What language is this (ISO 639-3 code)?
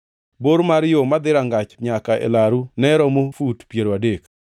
luo